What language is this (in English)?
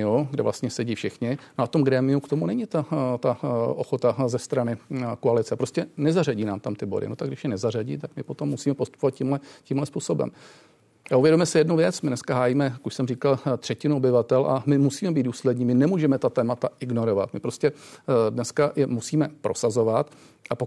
Czech